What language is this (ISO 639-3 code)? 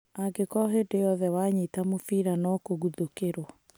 kik